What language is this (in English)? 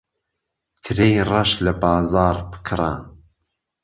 Central Kurdish